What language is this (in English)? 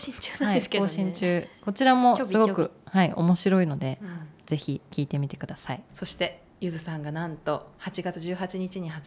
Japanese